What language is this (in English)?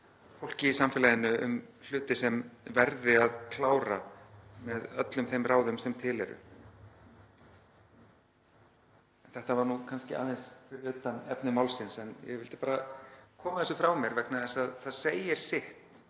Icelandic